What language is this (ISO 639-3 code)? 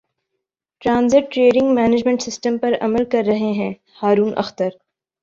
urd